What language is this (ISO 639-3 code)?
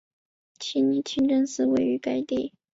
zho